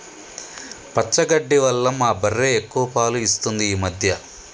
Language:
Telugu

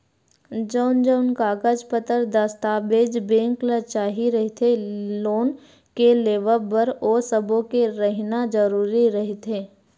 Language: Chhattisgarhi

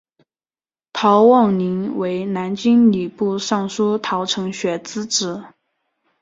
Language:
Chinese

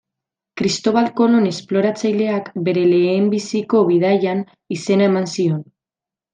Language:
Basque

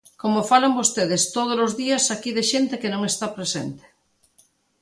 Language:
Galician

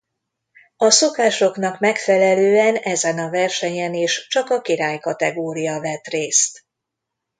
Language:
Hungarian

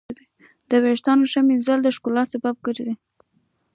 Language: Pashto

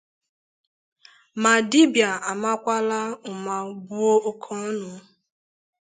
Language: Igbo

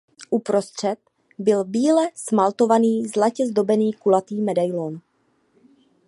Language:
Czech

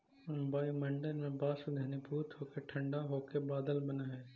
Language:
Magahi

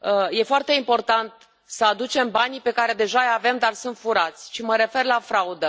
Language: Romanian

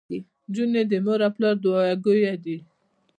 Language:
Pashto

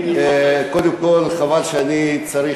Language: Hebrew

